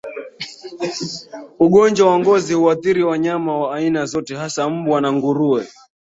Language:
Swahili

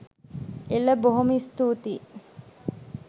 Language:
Sinhala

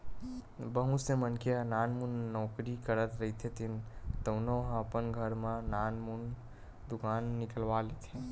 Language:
Chhattisgarhi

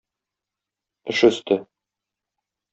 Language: Tatar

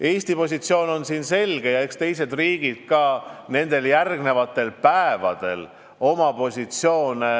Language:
Estonian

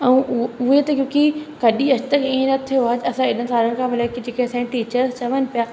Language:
Sindhi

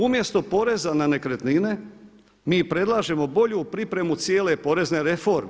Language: Croatian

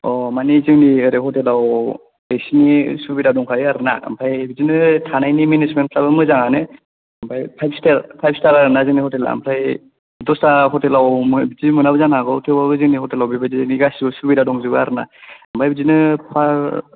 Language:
Bodo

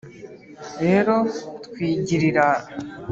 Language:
Kinyarwanda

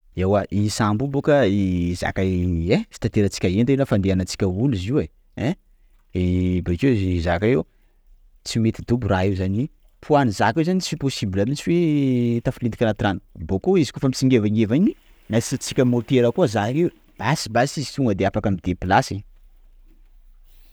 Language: Sakalava Malagasy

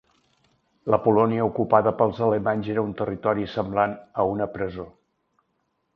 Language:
Catalan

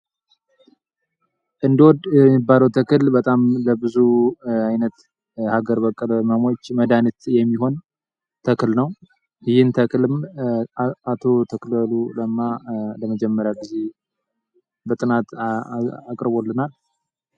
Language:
Amharic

